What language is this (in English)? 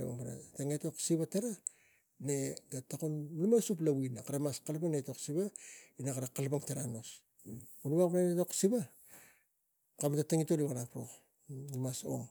Tigak